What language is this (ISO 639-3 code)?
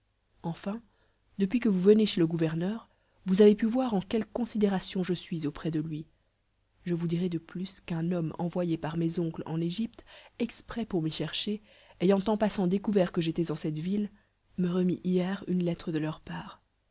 fra